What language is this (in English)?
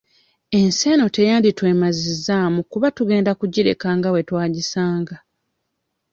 Ganda